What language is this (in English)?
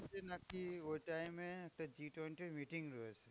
Bangla